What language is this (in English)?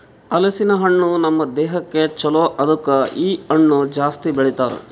Kannada